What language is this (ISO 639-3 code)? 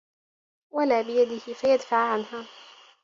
ara